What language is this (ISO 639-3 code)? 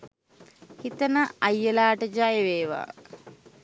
sin